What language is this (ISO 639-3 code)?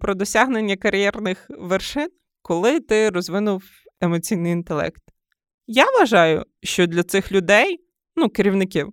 ukr